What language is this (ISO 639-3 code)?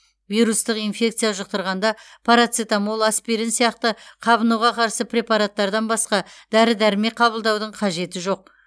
kaz